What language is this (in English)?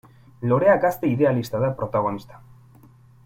Basque